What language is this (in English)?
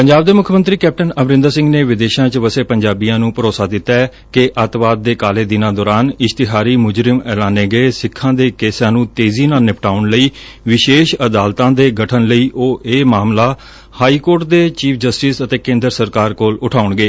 Punjabi